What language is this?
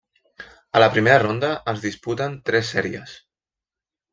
Catalan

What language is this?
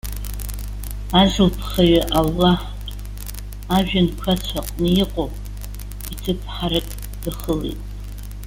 Abkhazian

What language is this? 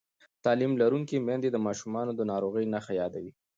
Pashto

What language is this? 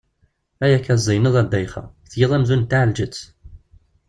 Kabyle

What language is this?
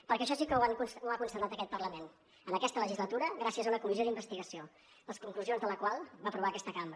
Catalan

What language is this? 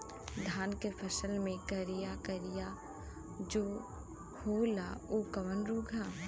Bhojpuri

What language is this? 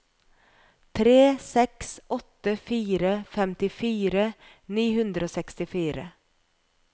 Norwegian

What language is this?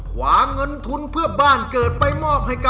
Thai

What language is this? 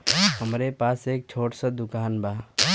Bhojpuri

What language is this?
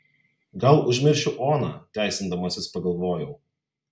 Lithuanian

